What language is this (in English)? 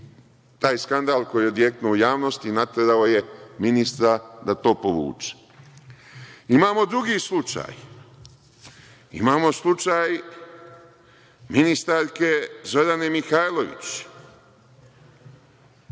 Serbian